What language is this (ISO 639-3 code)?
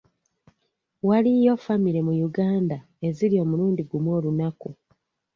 lug